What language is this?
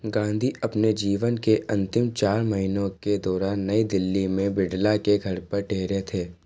Hindi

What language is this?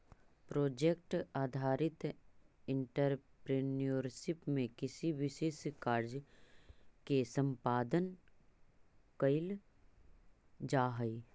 Magahi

